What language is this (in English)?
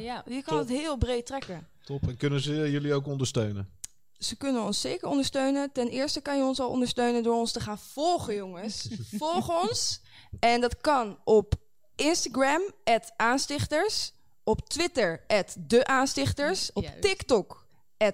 Dutch